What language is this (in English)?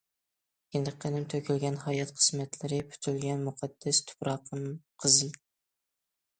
Uyghur